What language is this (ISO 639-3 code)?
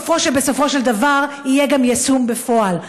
heb